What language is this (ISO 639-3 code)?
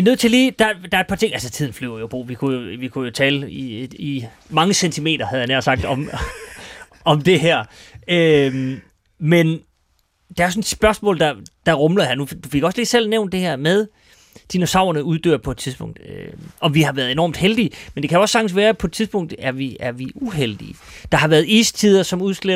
dan